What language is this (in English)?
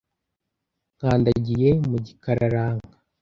Kinyarwanda